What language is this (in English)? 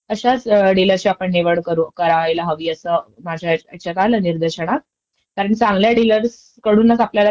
Marathi